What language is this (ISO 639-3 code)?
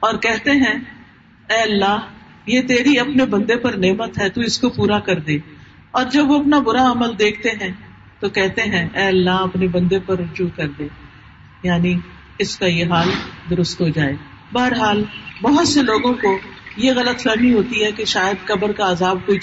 urd